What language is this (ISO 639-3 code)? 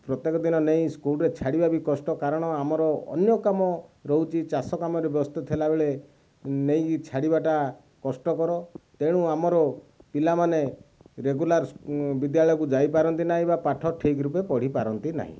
ori